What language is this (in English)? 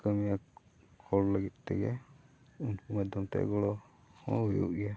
Santali